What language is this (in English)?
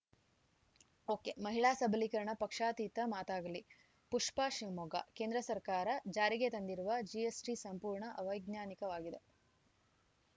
Kannada